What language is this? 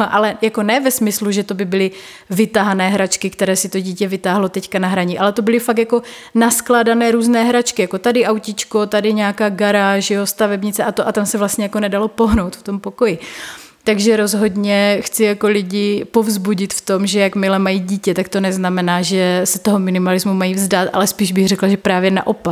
Czech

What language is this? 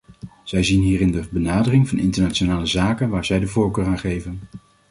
Dutch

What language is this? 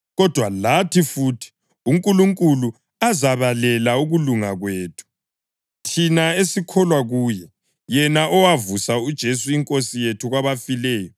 North Ndebele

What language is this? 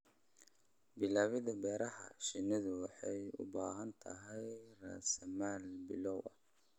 Somali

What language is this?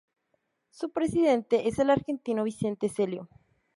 Spanish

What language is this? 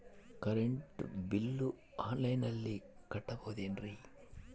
Kannada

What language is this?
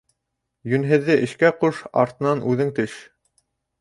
Bashkir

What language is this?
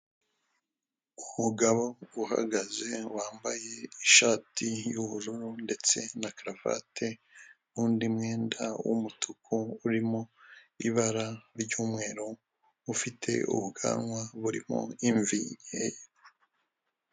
Kinyarwanda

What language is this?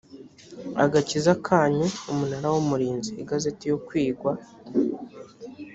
Kinyarwanda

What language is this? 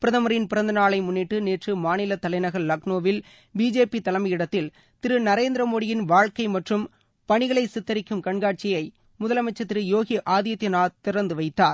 Tamil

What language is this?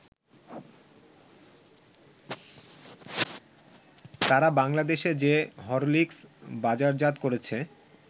Bangla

